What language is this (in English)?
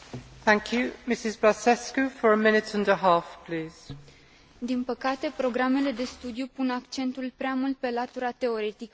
Romanian